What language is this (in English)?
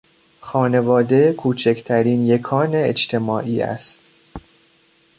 Persian